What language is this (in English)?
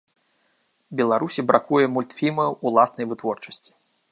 Belarusian